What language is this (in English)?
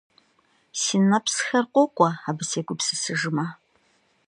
Kabardian